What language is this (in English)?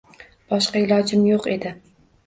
Uzbek